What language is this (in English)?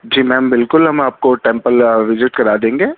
Urdu